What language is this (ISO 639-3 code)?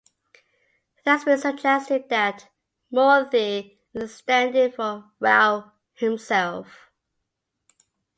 eng